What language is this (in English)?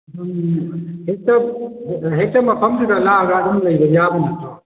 Manipuri